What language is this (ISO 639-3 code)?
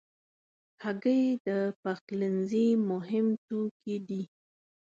pus